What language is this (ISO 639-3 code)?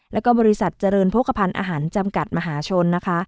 tha